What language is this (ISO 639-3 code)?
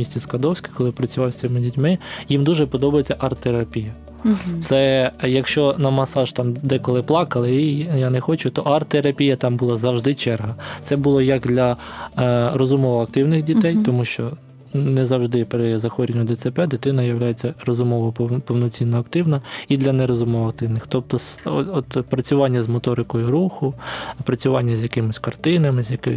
ukr